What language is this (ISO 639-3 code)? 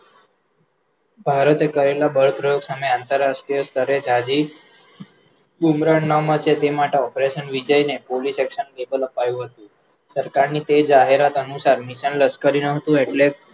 guj